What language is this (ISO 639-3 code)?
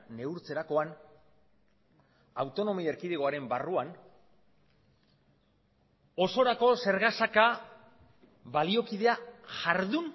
eus